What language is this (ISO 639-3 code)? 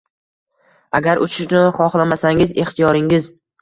uzb